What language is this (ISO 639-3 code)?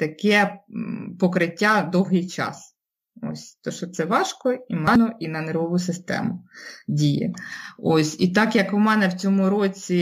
ukr